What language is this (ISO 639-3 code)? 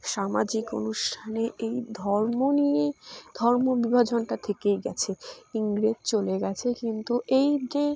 ben